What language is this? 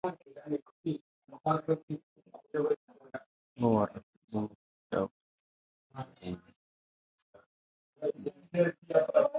Musey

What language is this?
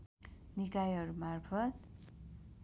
Nepali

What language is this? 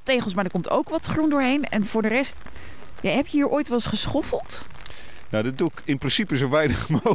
Dutch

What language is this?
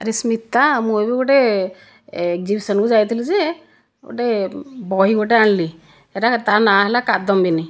Odia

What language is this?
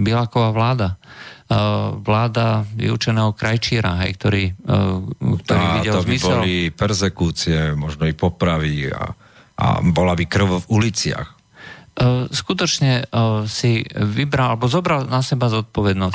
Slovak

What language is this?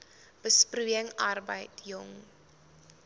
Afrikaans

